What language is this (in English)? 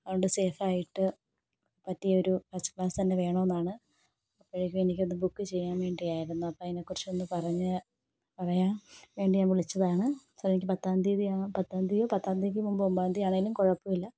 Malayalam